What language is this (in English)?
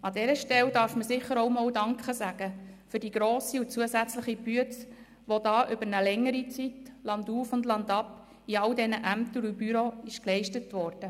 Swiss German